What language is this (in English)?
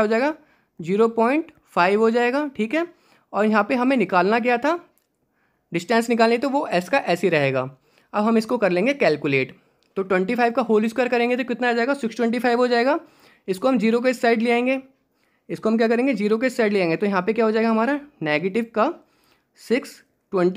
Hindi